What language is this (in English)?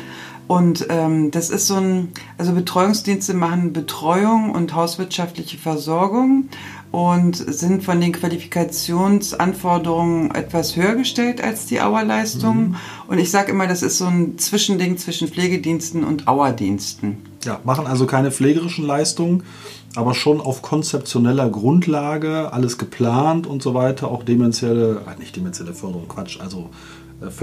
German